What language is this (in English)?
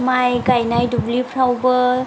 Bodo